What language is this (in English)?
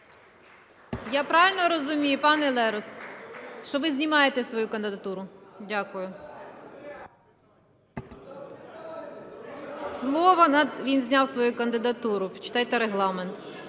Ukrainian